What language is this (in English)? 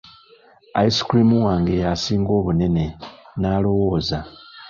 Ganda